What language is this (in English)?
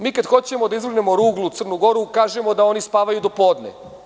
Serbian